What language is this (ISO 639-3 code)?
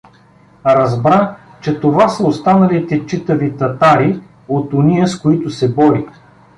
bul